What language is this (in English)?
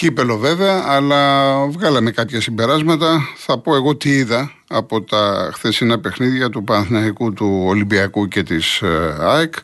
Greek